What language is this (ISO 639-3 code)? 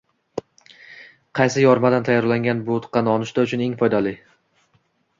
uzb